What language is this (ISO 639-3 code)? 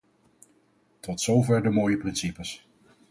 nld